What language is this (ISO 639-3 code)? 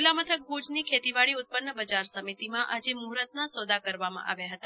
guj